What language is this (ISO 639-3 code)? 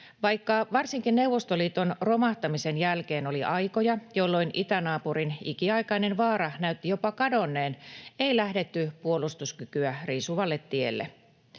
fin